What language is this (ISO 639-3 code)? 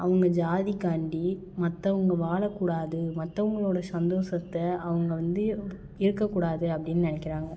tam